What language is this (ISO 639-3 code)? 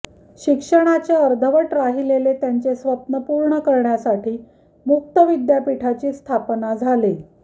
mar